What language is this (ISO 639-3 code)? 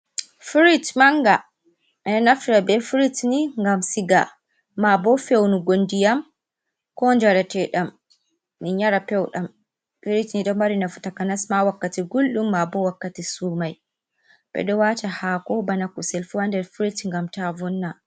ful